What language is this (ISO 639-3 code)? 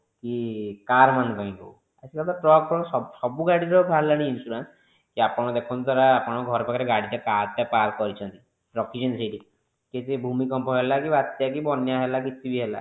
ori